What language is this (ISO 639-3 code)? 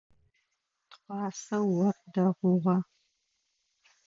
ady